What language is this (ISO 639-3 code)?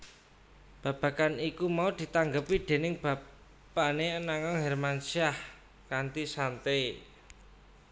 jav